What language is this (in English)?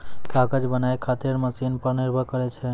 Maithili